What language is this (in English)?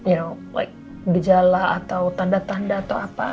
Indonesian